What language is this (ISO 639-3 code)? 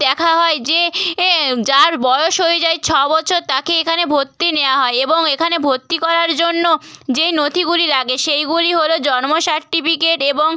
ben